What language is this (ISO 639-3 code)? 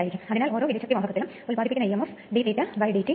mal